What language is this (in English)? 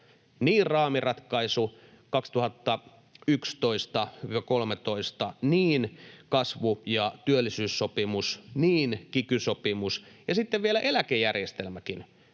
Finnish